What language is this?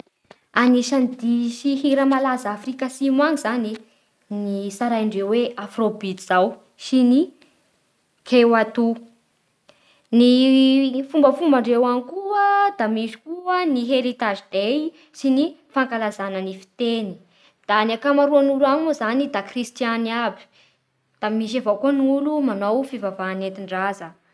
Bara Malagasy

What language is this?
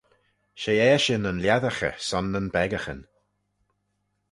Manx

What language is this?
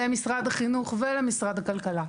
Hebrew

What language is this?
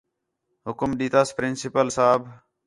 Khetrani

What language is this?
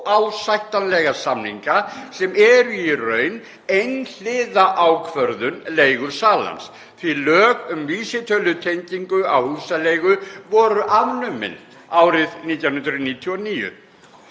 Icelandic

